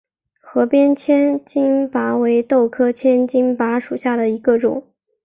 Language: Chinese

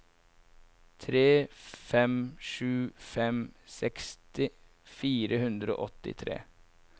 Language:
Norwegian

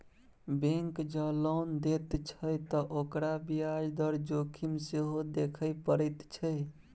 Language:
Maithili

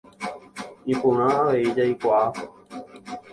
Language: Guarani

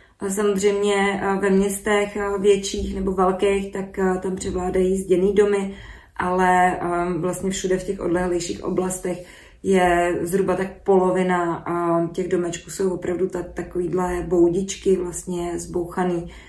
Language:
Czech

